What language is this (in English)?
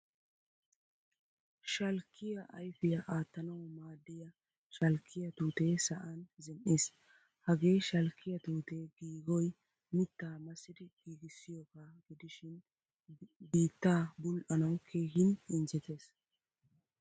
Wolaytta